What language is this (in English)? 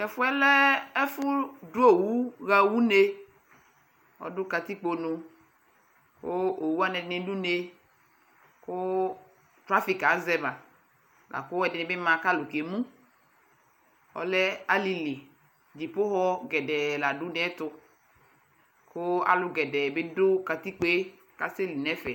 Ikposo